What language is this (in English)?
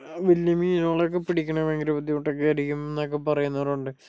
Malayalam